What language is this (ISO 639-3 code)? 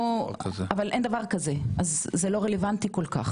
heb